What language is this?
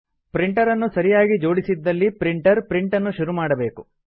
Kannada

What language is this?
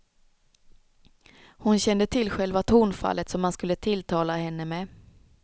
Swedish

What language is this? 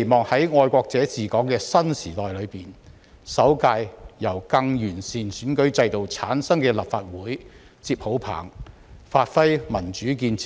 Cantonese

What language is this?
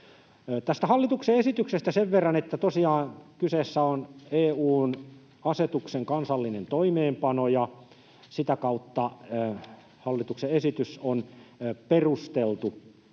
Finnish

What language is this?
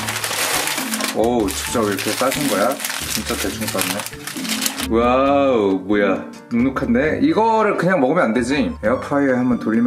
Korean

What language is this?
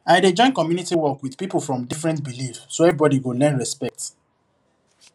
Nigerian Pidgin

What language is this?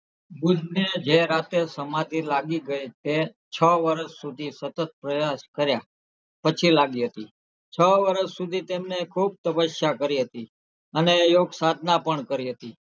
Gujarati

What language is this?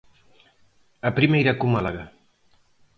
Galician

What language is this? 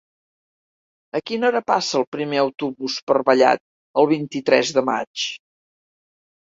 Catalan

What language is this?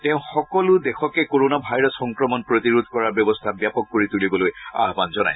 Assamese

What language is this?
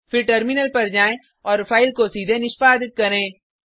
Hindi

